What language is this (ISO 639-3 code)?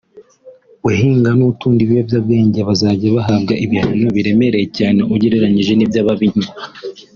kin